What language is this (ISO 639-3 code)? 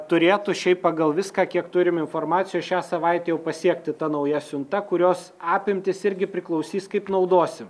lit